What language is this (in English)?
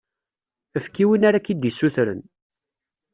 Kabyle